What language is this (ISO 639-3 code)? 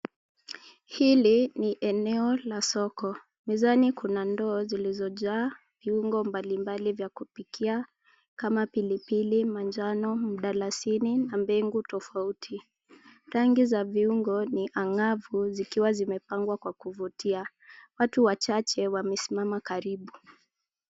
swa